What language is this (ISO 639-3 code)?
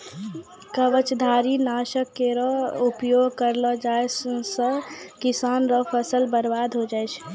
mai